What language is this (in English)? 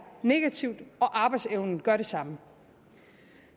Danish